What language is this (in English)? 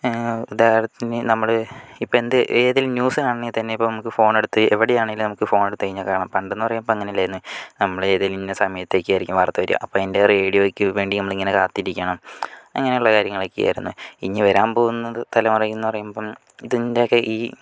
Malayalam